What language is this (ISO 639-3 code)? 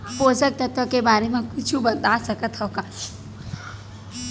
hne